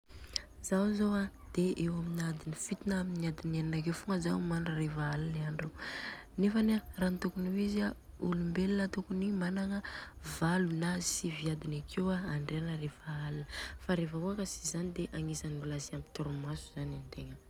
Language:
Southern Betsimisaraka Malagasy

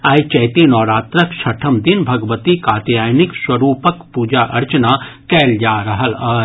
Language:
Maithili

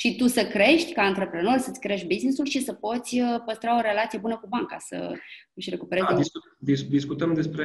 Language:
Romanian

